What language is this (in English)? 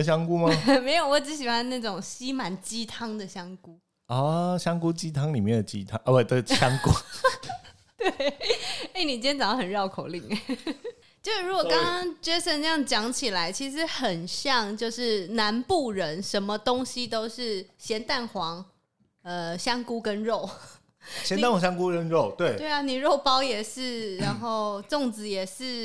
Chinese